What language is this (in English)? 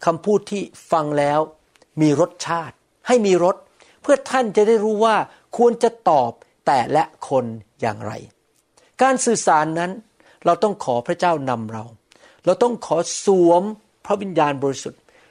Thai